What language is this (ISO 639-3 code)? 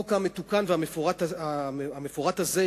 heb